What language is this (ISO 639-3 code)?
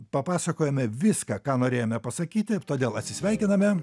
lit